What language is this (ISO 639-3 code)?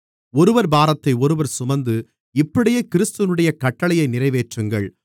tam